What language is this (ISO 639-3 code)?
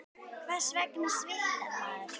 isl